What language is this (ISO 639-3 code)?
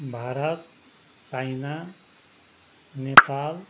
nep